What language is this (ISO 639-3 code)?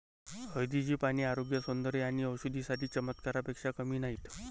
mar